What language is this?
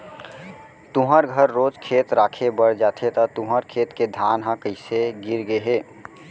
Chhattisgarhi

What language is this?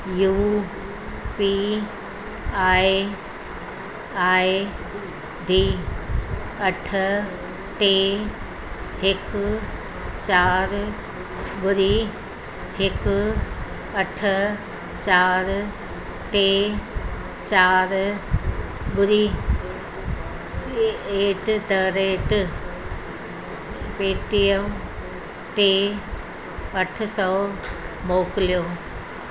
Sindhi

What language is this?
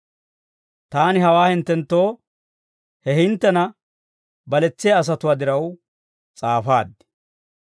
Dawro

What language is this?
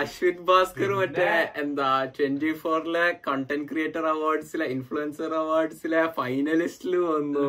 Malayalam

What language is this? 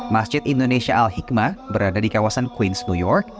Indonesian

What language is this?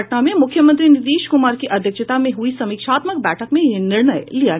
Hindi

